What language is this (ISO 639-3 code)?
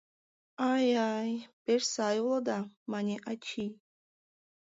chm